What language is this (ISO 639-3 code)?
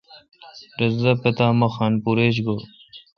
xka